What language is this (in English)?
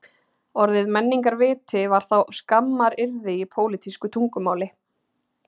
Icelandic